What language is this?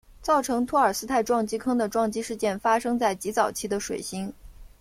Chinese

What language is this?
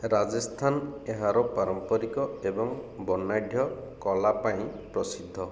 Odia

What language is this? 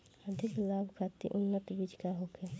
Bhojpuri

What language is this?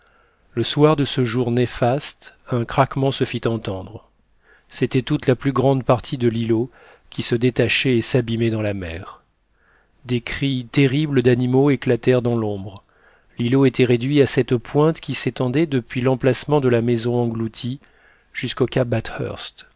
French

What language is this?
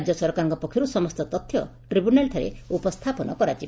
Odia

